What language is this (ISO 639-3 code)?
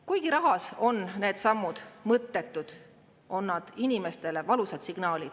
est